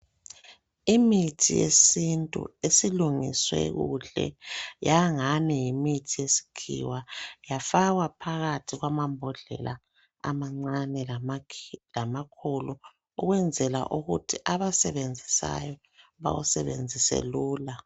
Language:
North Ndebele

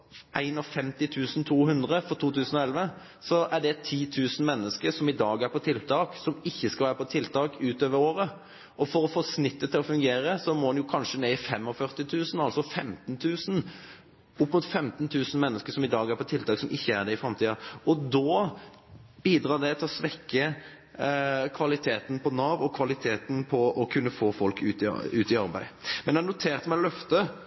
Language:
Norwegian Bokmål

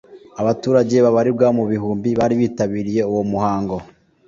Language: Kinyarwanda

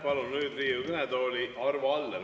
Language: Estonian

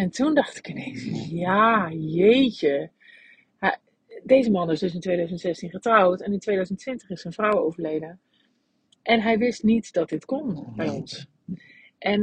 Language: Dutch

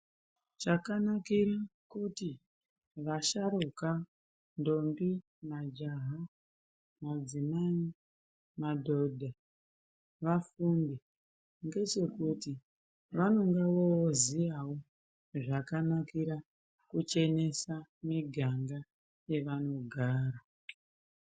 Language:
Ndau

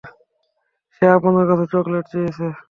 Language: Bangla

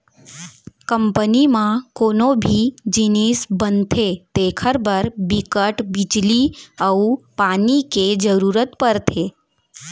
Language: Chhattisgarhi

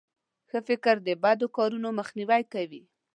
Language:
Pashto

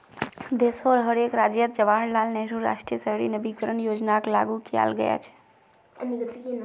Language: Magahi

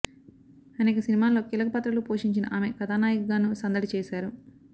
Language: Telugu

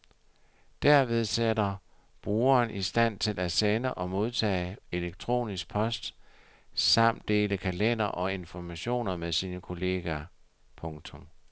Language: Danish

